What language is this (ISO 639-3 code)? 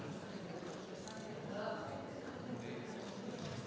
slv